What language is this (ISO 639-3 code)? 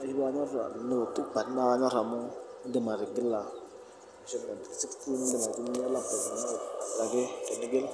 mas